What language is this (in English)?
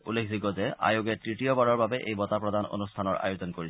Assamese